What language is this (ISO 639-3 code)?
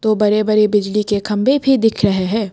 hin